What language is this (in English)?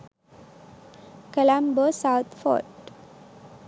Sinhala